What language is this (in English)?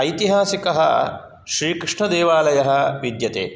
Sanskrit